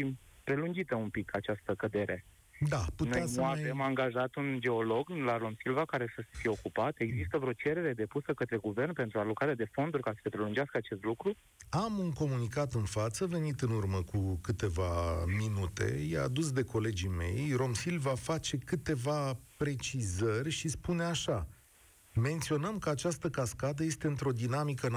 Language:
Romanian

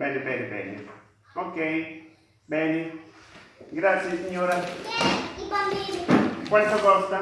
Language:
Italian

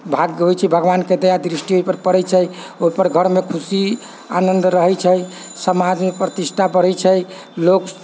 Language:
Maithili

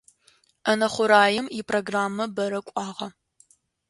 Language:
Adyghe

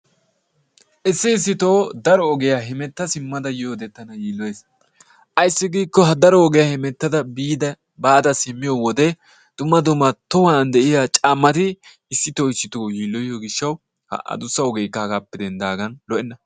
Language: Wolaytta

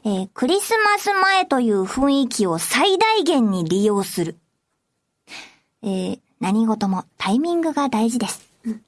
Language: Japanese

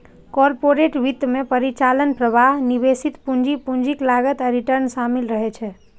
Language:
Maithili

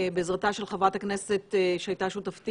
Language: Hebrew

